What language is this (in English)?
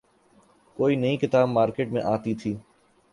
Urdu